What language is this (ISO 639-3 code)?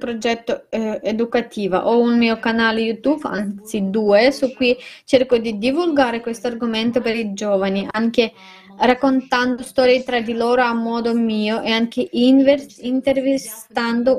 ita